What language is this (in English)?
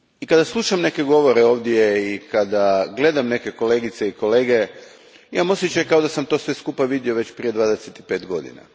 Croatian